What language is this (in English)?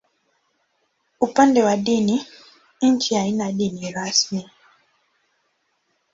Swahili